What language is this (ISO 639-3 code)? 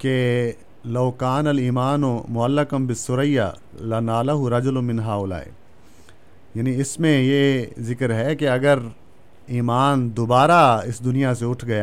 urd